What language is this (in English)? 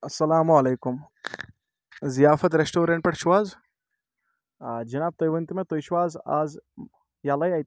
Kashmiri